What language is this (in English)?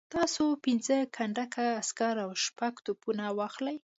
Pashto